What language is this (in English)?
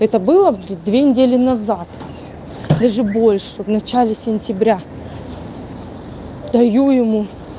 Russian